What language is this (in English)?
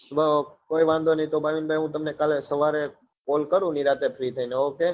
Gujarati